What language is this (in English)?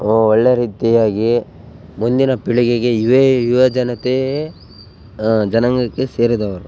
Kannada